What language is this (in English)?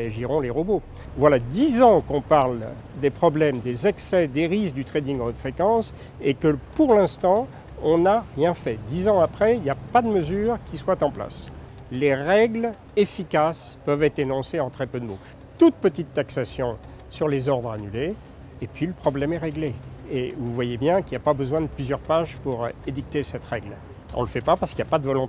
French